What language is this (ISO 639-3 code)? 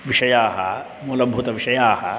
san